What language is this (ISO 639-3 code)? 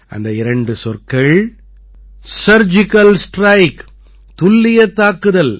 tam